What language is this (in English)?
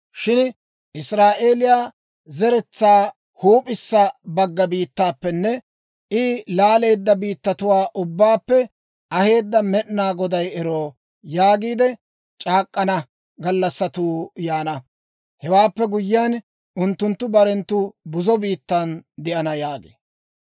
Dawro